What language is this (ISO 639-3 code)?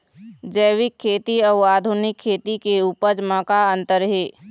hne